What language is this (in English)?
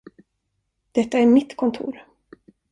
Swedish